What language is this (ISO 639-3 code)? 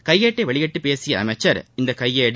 tam